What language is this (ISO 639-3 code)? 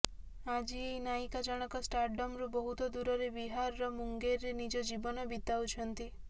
ori